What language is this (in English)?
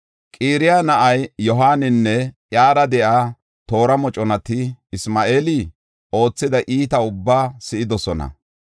Gofa